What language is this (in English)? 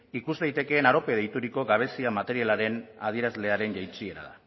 Basque